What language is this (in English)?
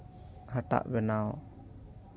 Santali